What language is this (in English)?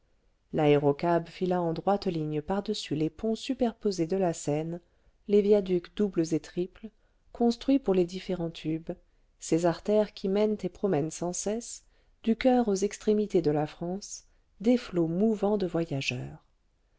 French